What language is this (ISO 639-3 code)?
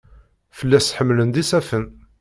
kab